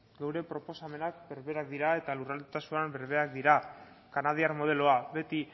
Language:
Basque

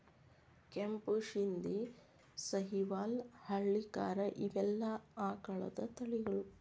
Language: Kannada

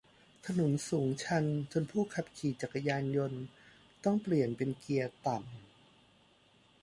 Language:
Thai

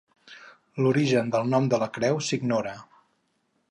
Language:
Catalan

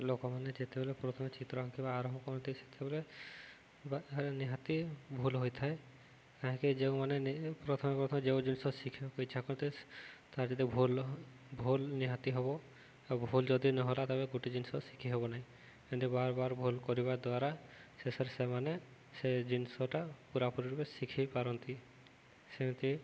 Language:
Odia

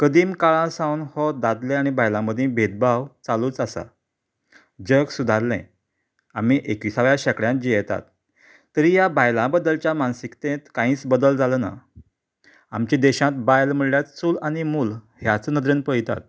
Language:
Konkani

